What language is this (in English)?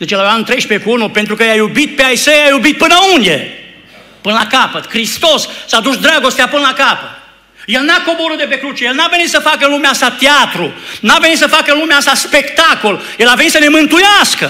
Romanian